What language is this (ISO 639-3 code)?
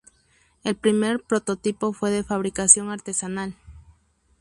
spa